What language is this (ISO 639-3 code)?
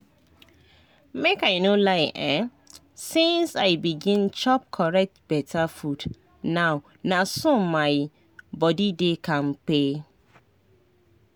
pcm